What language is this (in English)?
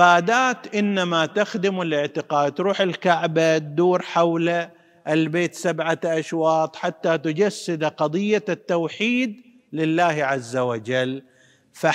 Arabic